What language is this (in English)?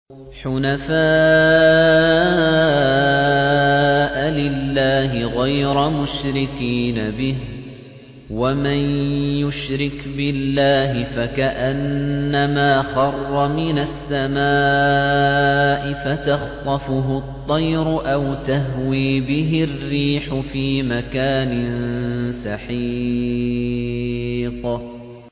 Arabic